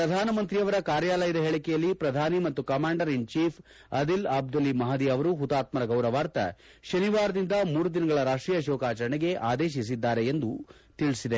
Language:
Kannada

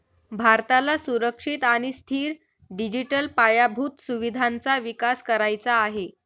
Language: Marathi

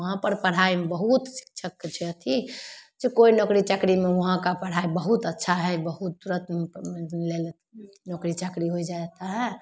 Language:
Maithili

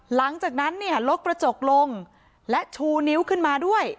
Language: Thai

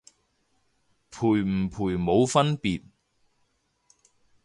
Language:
Cantonese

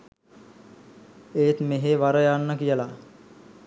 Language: Sinhala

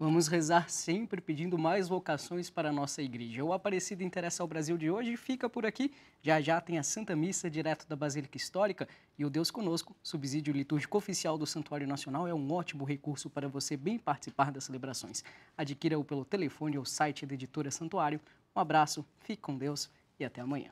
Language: Portuguese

